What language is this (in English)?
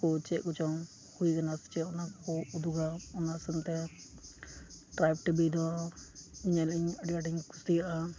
Santali